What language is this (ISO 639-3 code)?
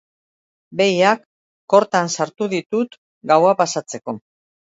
eus